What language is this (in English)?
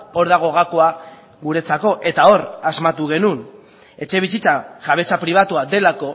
Basque